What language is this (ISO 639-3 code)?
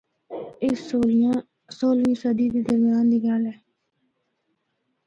hno